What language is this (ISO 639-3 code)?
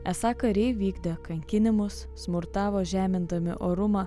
lit